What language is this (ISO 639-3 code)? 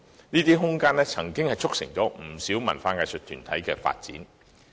yue